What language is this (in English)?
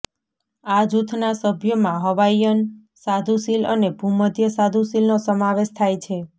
Gujarati